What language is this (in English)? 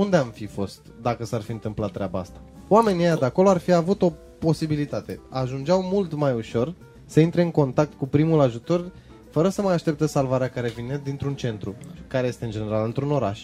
Romanian